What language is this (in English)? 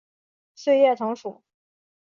Chinese